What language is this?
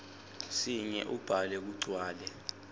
Swati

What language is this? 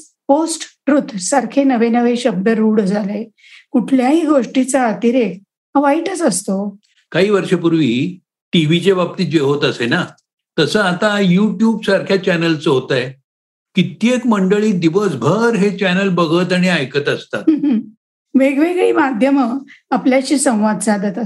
Marathi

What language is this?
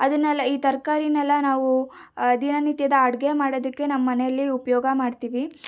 Kannada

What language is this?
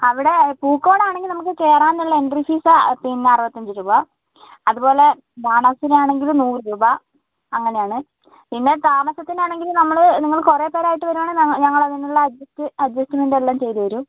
Malayalam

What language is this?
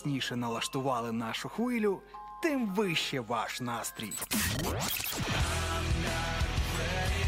Ukrainian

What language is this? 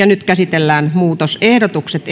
Finnish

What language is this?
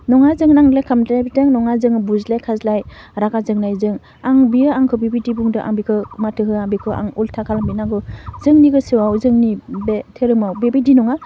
Bodo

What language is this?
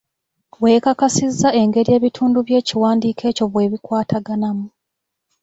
Ganda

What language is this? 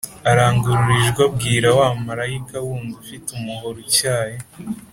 Kinyarwanda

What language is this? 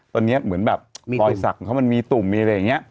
Thai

